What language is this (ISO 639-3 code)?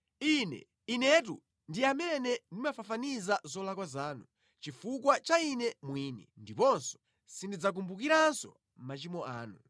nya